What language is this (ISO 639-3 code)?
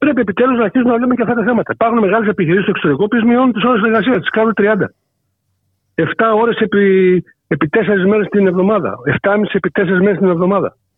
ell